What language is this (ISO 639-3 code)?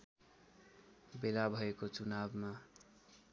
nep